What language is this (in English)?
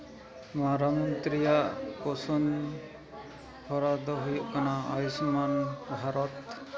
Santali